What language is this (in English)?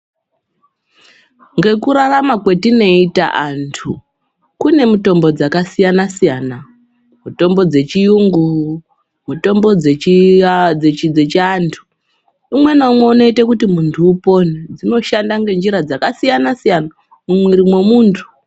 Ndau